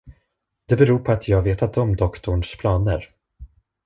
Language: Swedish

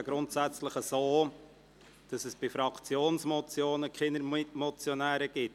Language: Swiss German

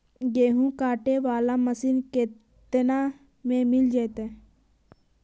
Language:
Magahi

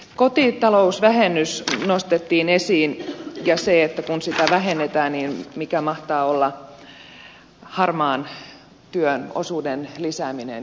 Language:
Finnish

